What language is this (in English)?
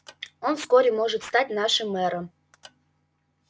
Russian